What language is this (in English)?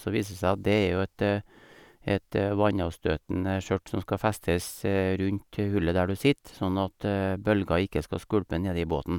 Norwegian